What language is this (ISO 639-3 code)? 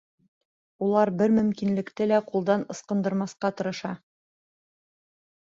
bak